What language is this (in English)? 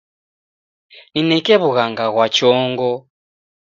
Taita